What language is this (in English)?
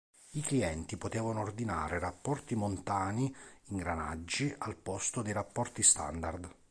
Italian